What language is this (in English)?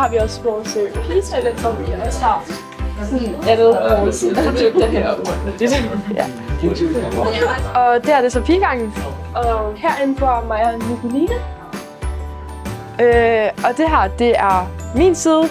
Danish